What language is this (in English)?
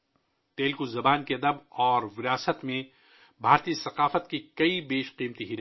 Urdu